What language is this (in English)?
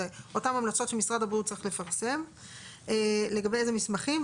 Hebrew